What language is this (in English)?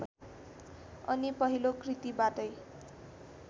Nepali